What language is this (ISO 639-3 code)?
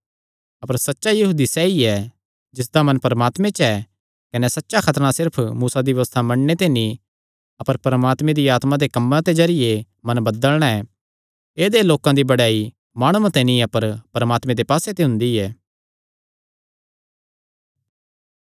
xnr